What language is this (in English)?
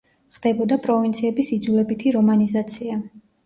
Georgian